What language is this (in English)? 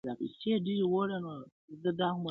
Pashto